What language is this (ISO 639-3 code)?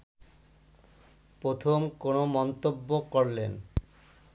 ben